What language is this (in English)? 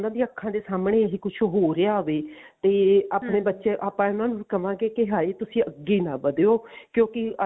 Punjabi